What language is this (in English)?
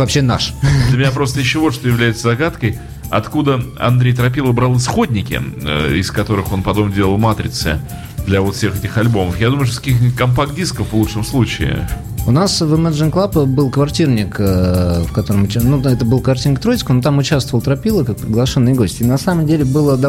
Russian